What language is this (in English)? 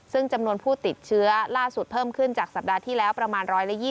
Thai